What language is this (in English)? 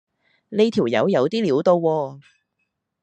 Cantonese